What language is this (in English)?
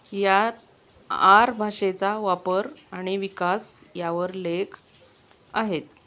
Marathi